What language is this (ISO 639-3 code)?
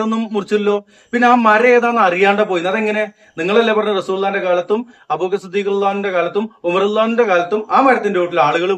ara